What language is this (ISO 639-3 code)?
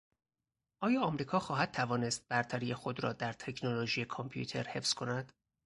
fas